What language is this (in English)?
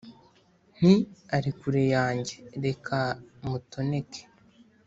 Kinyarwanda